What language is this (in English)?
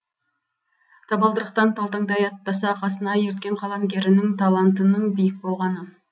Kazakh